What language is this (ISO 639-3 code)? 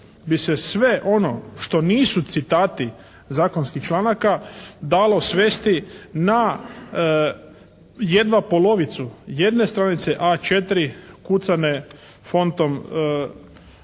hrv